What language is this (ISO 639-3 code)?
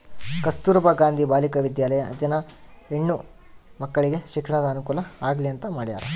kan